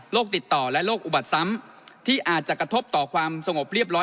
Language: Thai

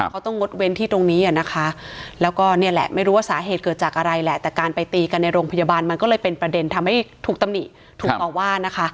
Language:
Thai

